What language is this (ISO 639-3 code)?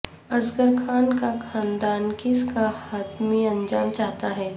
urd